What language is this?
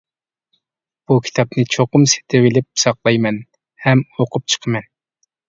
Uyghur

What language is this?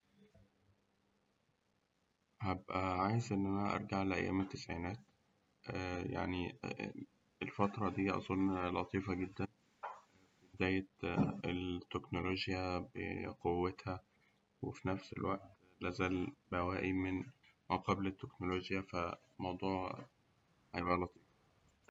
Egyptian Arabic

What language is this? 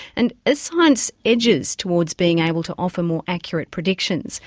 English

